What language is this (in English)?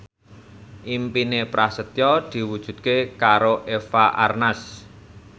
Javanese